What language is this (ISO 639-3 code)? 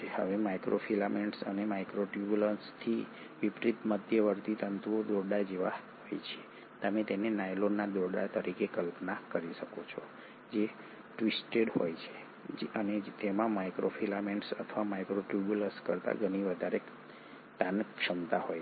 guj